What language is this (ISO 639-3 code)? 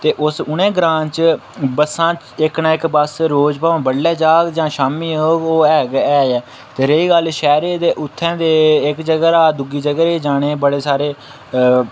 doi